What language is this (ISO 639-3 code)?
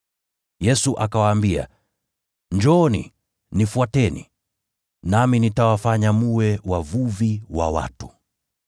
swa